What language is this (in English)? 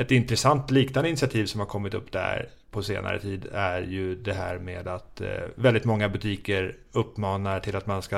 Swedish